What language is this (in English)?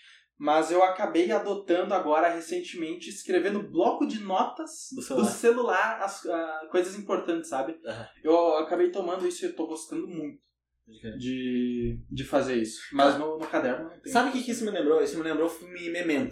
Portuguese